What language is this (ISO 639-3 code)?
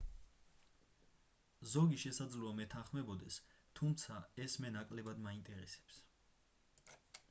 kat